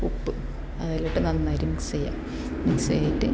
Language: Malayalam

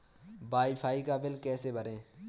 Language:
Hindi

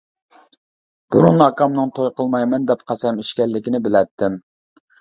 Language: Uyghur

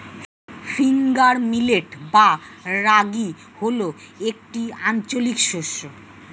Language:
Bangla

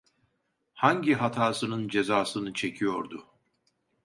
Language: Turkish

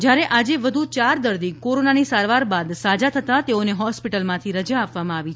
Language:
Gujarati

